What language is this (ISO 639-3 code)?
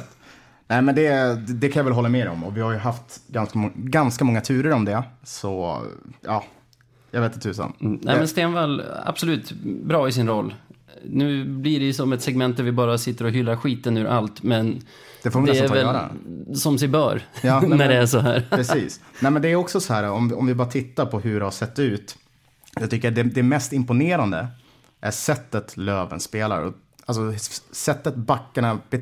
swe